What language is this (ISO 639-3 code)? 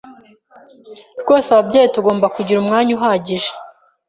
kin